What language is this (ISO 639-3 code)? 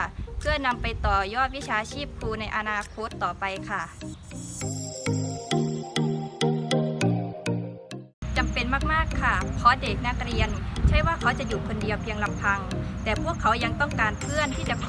tha